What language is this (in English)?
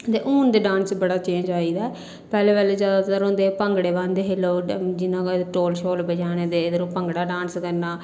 Dogri